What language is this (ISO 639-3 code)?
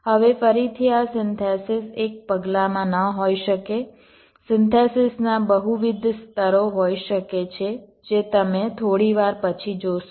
guj